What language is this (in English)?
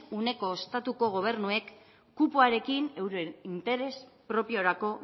Basque